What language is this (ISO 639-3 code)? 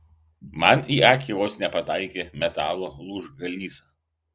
lit